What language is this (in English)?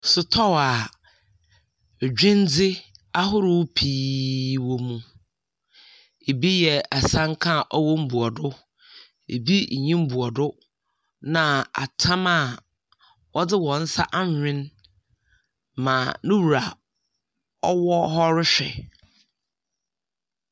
Akan